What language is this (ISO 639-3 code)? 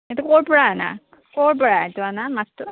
asm